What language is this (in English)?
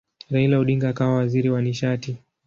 Swahili